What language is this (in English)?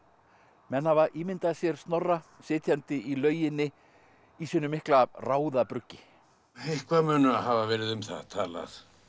Icelandic